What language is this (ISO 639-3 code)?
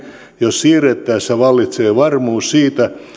fin